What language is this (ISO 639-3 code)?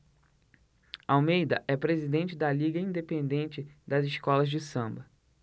por